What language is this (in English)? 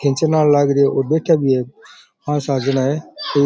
Rajasthani